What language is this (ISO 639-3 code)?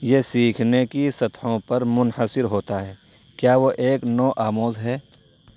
urd